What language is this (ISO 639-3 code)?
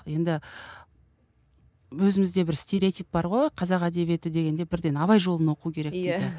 kaz